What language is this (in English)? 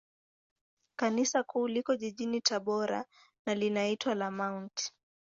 Swahili